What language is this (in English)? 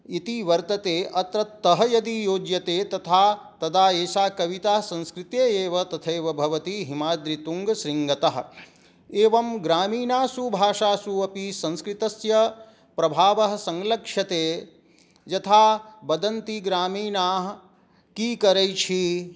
Sanskrit